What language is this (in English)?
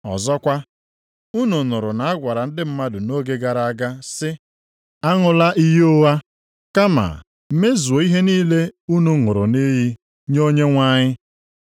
Igbo